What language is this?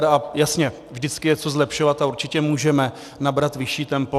Czech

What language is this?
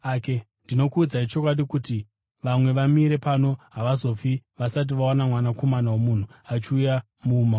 Shona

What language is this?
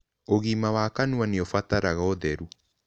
Kikuyu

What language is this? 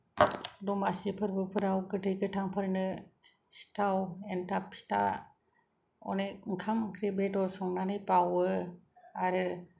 Bodo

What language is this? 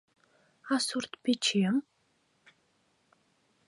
Mari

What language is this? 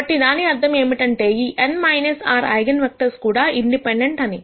Telugu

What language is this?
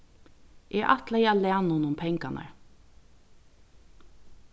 Faroese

